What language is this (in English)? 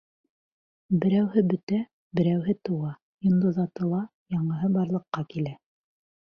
Bashkir